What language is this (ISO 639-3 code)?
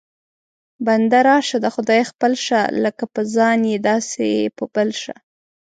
pus